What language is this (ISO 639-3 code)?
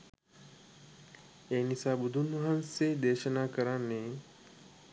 sin